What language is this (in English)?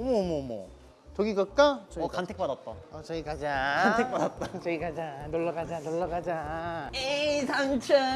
Korean